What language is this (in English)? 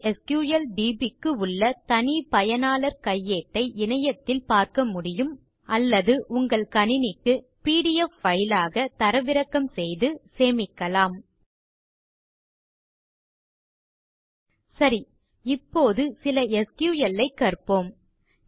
Tamil